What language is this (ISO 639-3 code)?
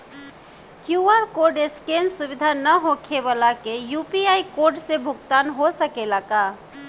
bho